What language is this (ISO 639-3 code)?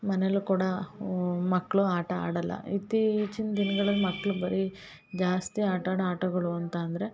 kan